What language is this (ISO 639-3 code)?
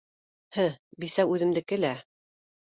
bak